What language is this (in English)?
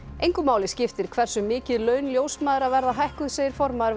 Icelandic